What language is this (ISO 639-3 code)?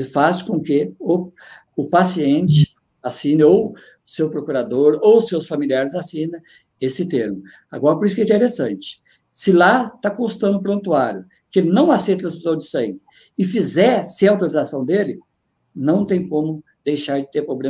por